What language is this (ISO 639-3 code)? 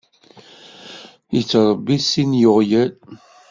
kab